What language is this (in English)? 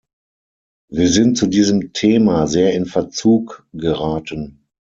German